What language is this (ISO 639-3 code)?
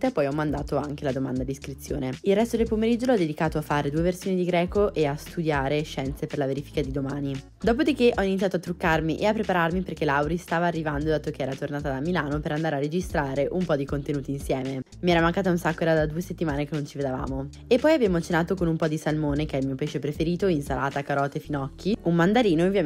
ita